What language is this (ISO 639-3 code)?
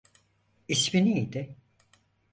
tur